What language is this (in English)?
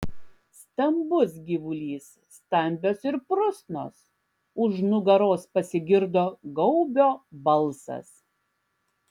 Lithuanian